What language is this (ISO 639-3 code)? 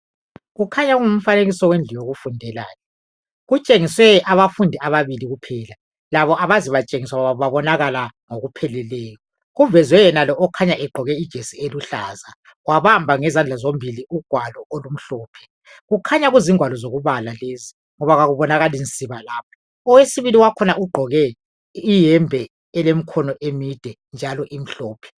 nde